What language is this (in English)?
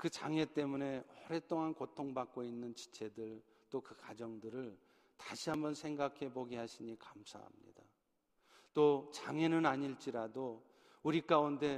Korean